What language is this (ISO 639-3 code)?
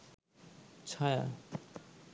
ben